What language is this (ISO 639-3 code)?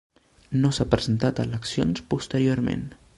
cat